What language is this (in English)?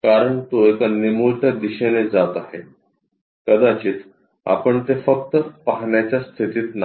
Marathi